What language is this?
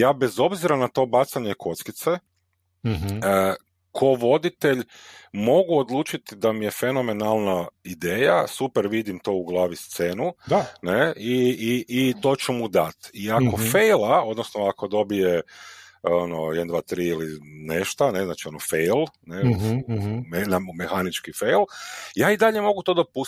Croatian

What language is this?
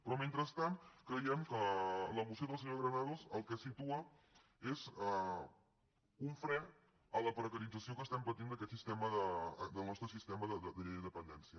Catalan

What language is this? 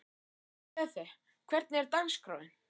Icelandic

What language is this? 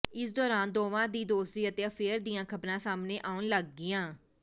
Punjabi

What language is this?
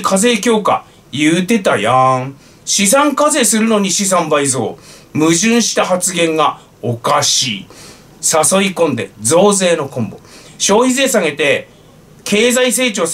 Japanese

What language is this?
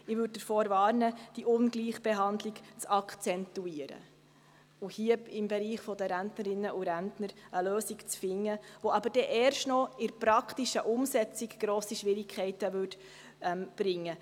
Swiss German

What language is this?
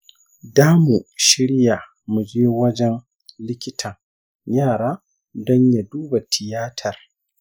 Hausa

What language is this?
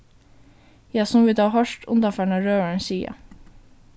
Faroese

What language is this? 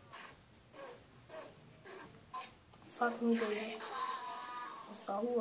Turkish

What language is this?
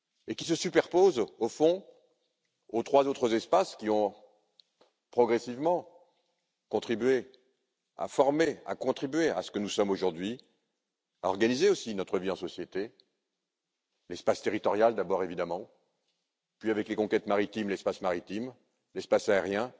French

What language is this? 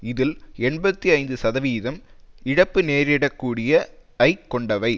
Tamil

